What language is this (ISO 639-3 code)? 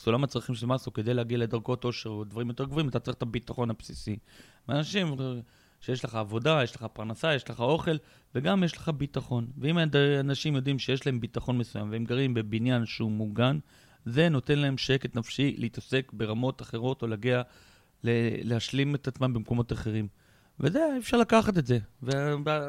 heb